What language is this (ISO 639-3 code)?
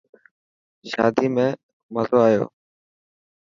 mki